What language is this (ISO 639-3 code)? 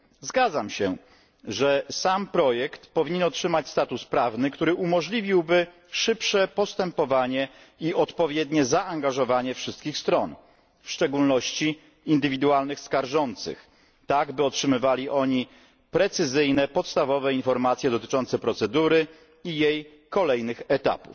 pol